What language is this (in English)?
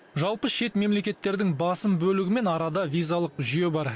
Kazakh